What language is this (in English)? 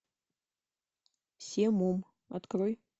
Russian